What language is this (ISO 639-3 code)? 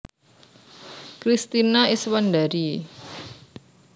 jav